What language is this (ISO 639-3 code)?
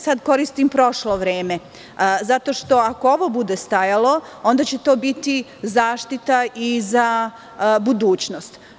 srp